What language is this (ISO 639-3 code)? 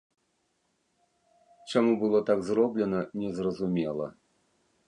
bel